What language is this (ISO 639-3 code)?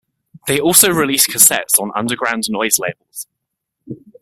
eng